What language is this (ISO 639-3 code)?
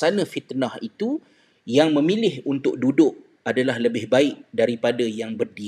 msa